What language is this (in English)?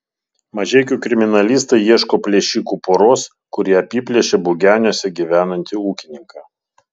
Lithuanian